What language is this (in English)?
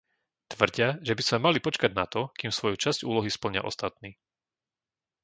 Slovak